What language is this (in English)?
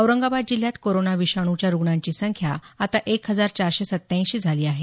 Marathi